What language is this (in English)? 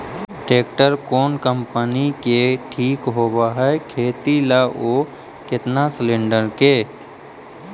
Magahi